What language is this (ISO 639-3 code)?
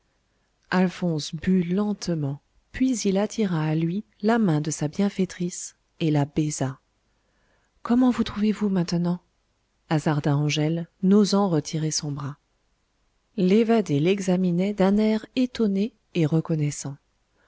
fra